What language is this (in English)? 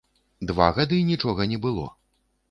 Belarusian